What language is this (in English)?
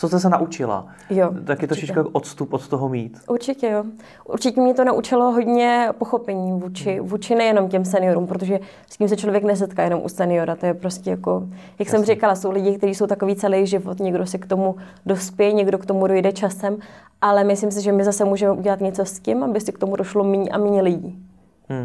Czech